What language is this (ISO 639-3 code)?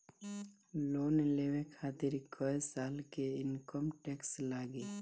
bho